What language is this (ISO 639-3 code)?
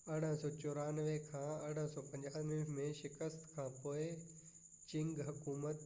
snd